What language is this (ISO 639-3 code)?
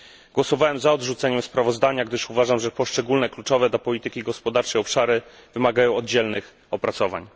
pol